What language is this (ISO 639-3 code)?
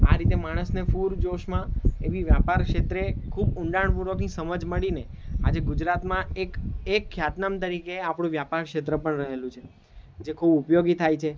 guj